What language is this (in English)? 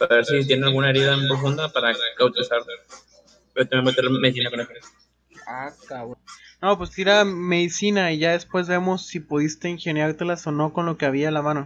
Spanish